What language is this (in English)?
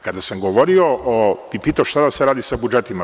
Serbian